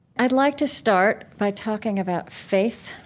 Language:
English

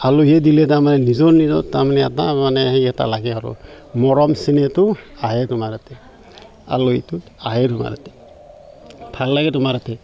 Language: Assamese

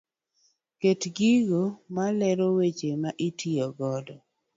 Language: Luo (Kenya and Tanzania)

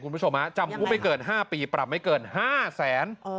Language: Thai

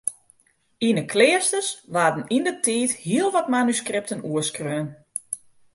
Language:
Western Frisian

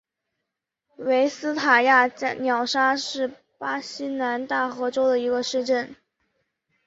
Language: Chinese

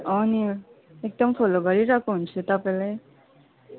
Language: Nepali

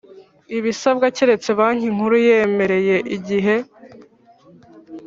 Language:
Kinyarwanda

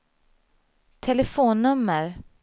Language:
Swedish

